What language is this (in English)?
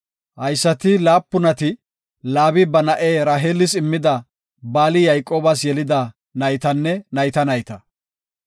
Gofa